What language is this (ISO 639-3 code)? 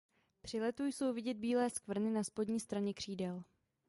ces